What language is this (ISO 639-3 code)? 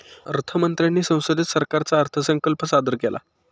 mar